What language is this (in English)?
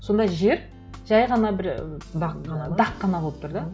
Kazakh